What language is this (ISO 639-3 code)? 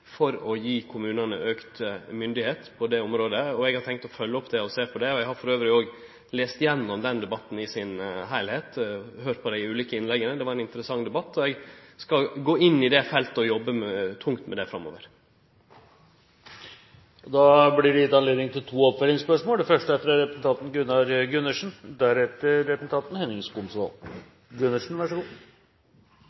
nor